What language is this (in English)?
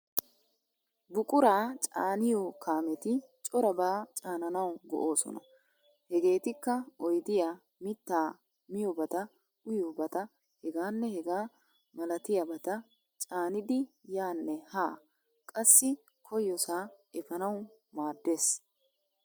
Wolaytta